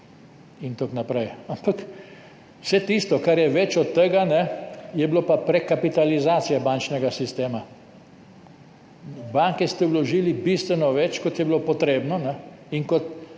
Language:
Slovenian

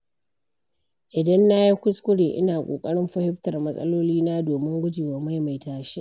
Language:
Hausa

